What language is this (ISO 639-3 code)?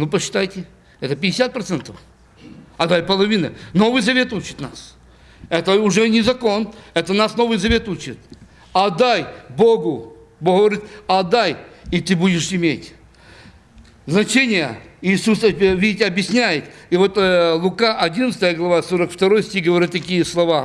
rus